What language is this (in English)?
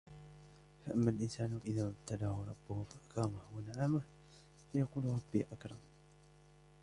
Arabic